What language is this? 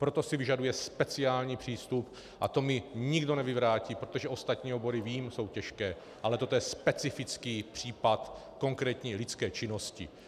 Czech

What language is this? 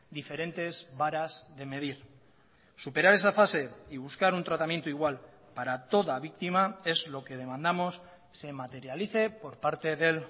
Spanish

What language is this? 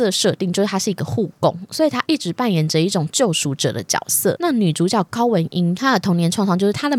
Chinese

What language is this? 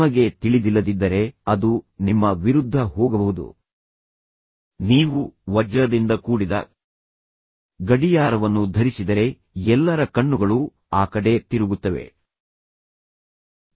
Kannada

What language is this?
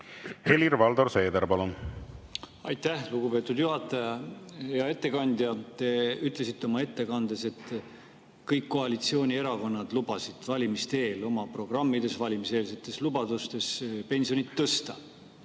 Estonian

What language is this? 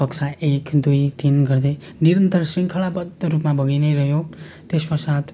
Nepali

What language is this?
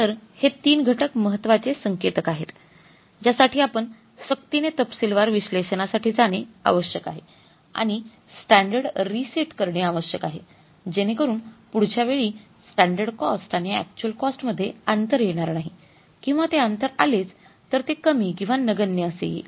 Marathi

